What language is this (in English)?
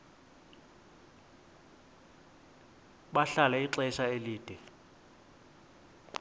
Xhosa